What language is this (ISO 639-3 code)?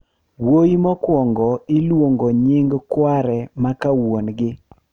luo